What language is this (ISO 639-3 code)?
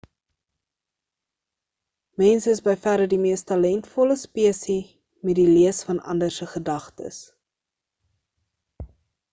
afr